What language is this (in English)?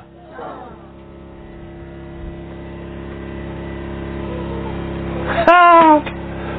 Swahili